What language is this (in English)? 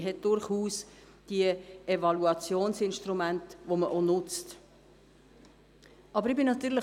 Swiss German